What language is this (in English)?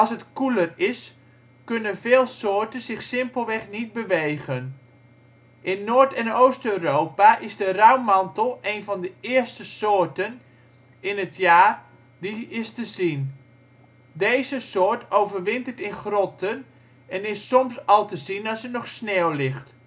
Dutch